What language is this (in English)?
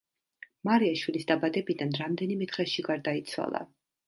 Georgian